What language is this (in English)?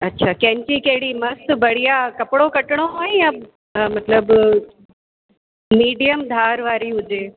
Sindhi